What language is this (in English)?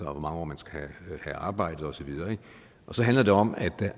Danish